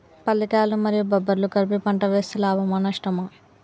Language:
Telugu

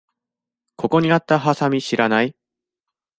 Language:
Japanese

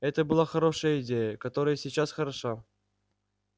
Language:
Russian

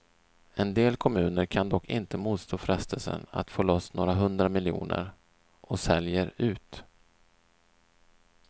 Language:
Swedish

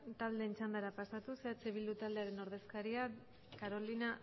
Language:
Basque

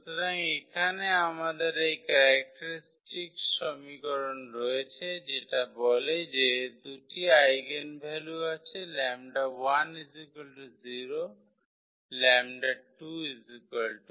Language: Bangla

